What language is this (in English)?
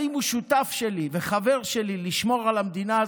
Hebrew